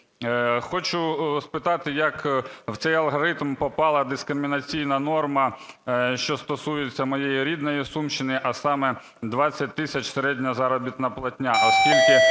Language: Ukrainian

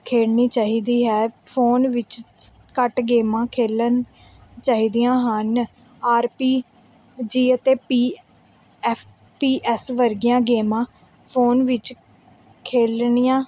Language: Punjabi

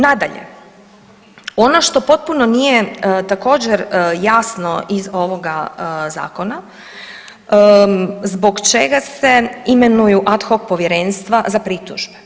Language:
Croatian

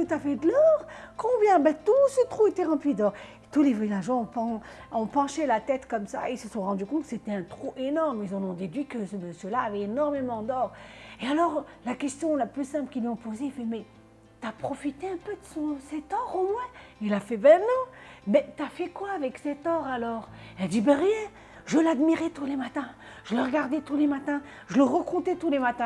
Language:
French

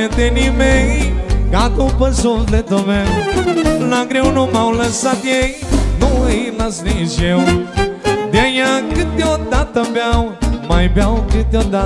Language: Romanian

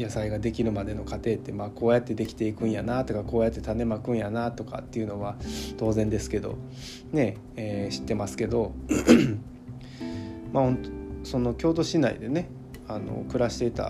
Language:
Japanese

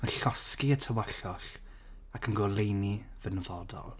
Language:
Welsh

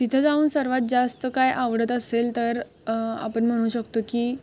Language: Marathi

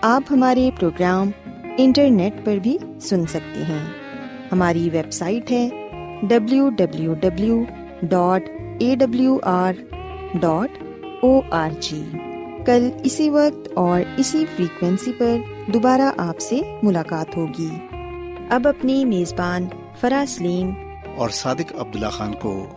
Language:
Urdu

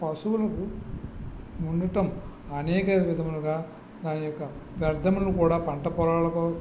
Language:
Telugu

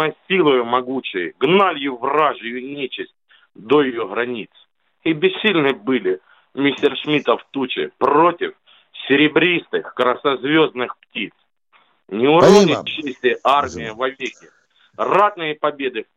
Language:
Russian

